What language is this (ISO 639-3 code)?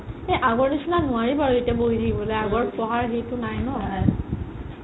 asm